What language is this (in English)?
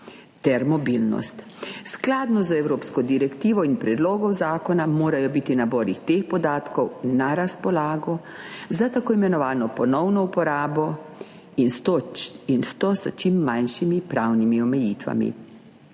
Slovenian